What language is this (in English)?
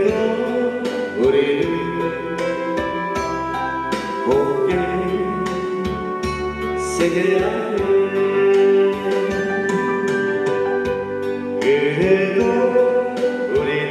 Romanian